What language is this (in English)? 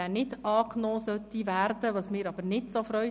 Swiss German